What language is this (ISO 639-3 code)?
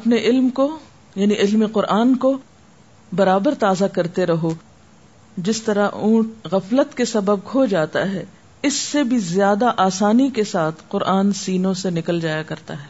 urd